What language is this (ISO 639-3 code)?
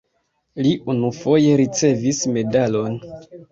epo